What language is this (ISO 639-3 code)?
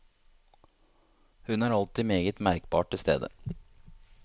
nor